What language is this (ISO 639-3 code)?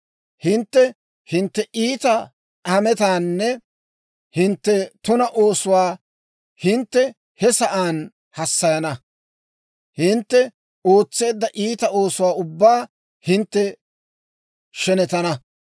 dwr